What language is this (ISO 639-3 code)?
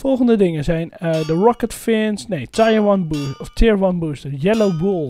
nld